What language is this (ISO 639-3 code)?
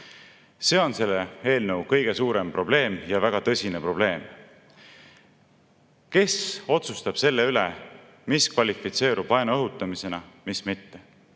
est